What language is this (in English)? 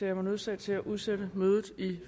Danish